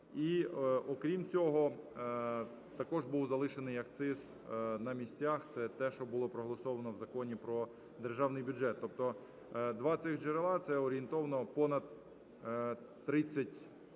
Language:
Ukrainian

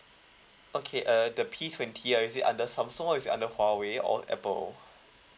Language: English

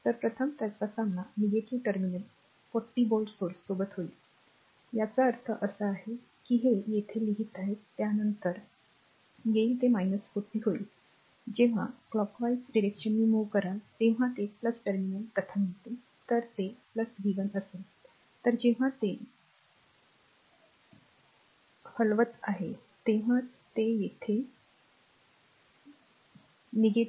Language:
Marathi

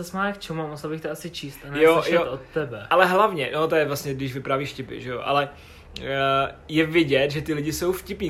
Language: Czech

